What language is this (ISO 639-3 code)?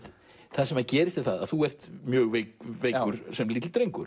isl